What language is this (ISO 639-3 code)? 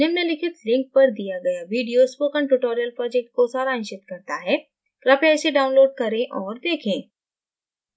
hin